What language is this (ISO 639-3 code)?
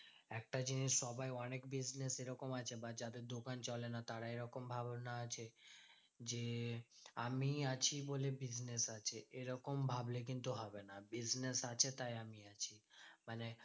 ben